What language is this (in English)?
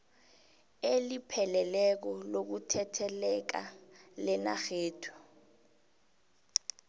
South Ndebele